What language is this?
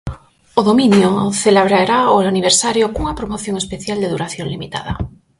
Galician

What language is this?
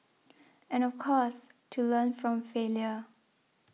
English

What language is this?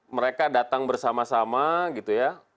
Indonesian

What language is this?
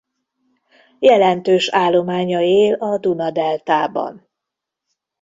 Hungarian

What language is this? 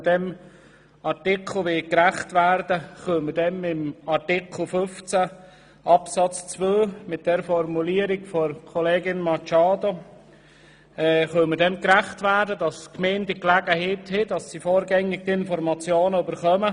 Swiss German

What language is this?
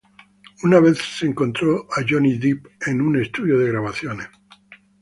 Spanish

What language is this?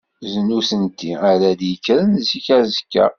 Kabyle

